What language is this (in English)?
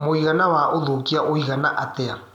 Kikuyu